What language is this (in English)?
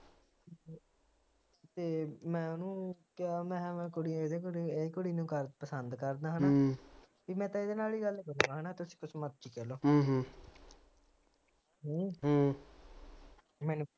Punjabi